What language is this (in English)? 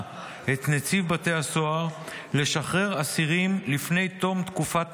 Hebrew